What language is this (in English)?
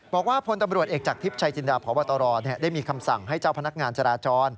Thai